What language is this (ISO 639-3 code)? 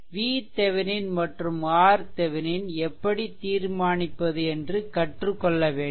tam